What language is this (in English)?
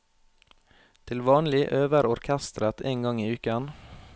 Norwegian